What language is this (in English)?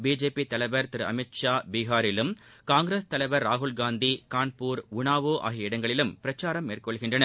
Tamil